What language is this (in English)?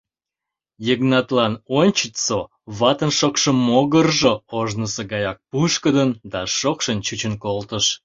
Mari